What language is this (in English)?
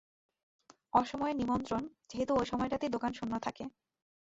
Bangla